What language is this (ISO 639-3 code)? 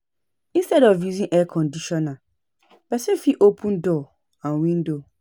pcm